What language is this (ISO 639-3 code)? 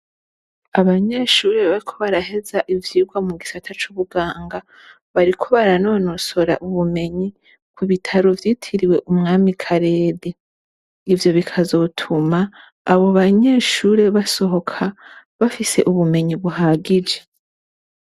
run